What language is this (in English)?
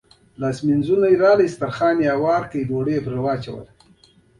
Pashto